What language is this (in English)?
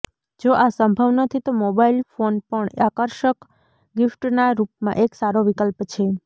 Gujarati